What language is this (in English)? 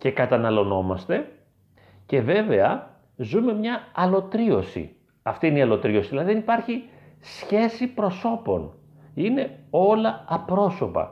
Greek